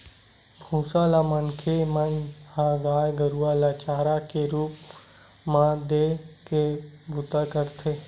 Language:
Chhattisgarhi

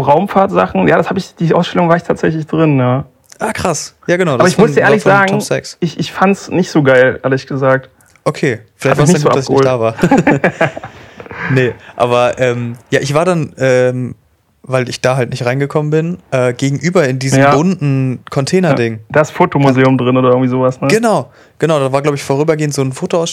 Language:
German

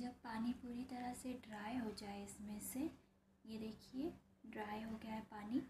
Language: Hindi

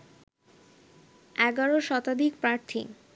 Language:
Bangla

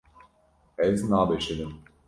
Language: Kurdish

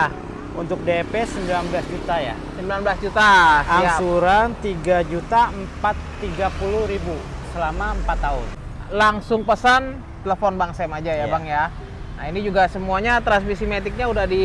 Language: Indonesian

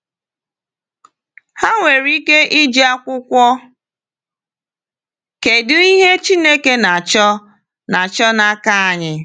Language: Igbo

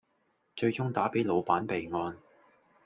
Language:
Cantonese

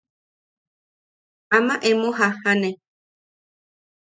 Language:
Yaqui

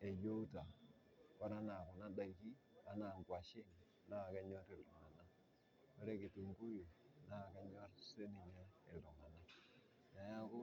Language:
Masai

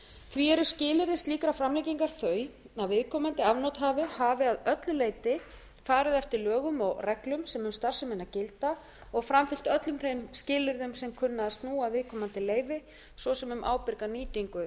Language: Icelandic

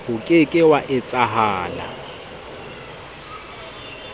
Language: Southern Sotho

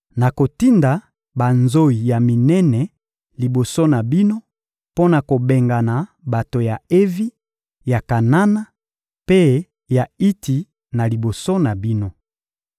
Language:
Lingala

